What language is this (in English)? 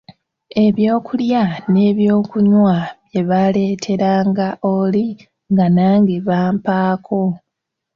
Ganda